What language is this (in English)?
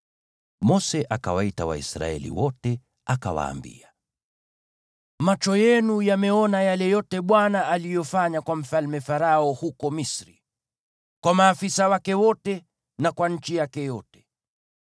Swahili